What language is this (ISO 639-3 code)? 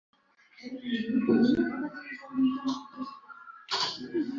uzb